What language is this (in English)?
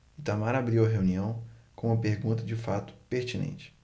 Portuguese